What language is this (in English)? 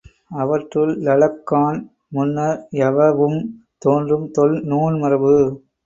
Tamil